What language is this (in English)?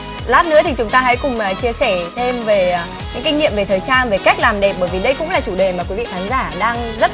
Vietnamese